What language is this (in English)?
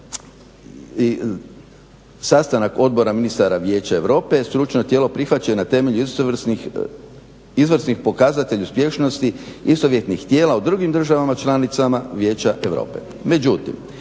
Croatian